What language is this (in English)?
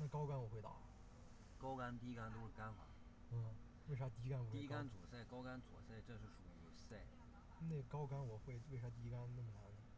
Chinese